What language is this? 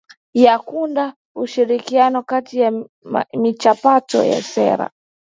Swahili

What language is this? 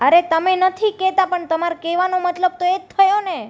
Gujarati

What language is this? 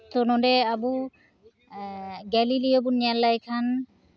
Santali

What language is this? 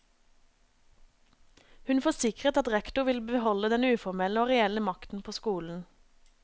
Norwegian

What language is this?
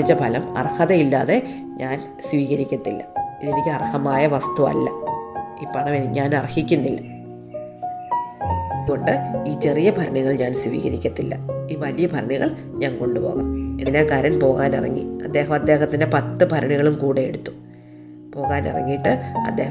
Malayalam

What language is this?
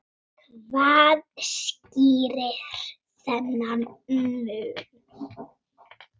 Icelandic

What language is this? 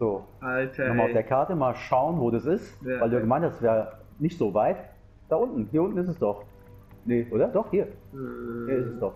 German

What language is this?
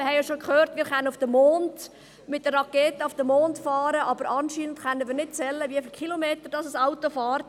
Swiss German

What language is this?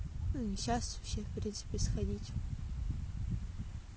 Russian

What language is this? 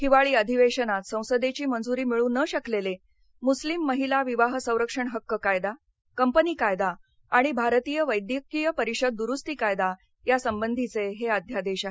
Marathi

